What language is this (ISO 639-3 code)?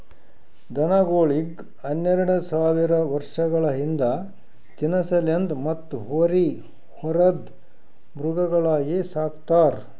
kan